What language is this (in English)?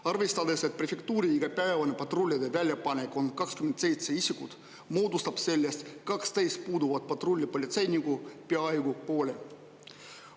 Estonian